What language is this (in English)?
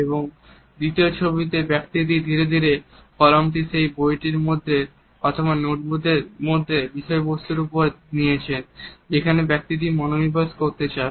Bangla